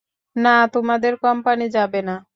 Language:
Bangla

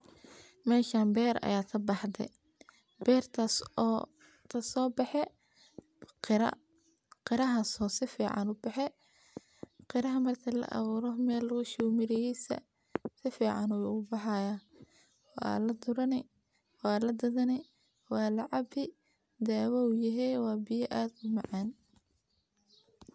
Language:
Somali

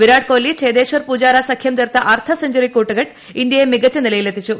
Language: Malayalam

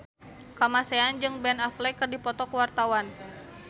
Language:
Sundanese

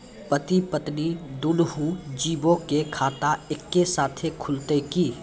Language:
Maithili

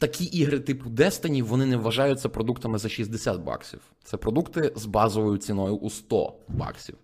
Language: Ukrainian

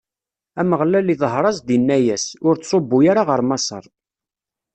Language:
Kabyle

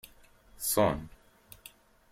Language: Kabyle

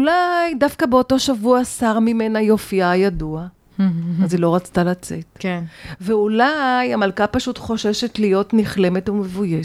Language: Hebrew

